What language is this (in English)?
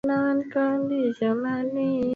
Swahili